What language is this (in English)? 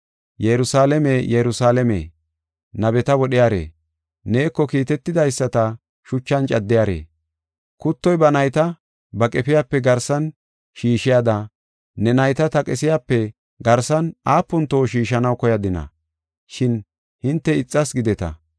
Gofa